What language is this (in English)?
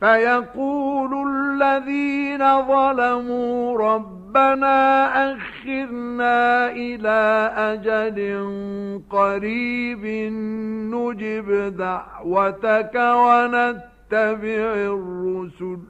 Arabic